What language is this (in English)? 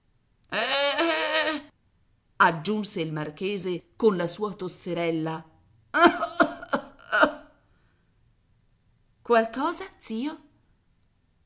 Italian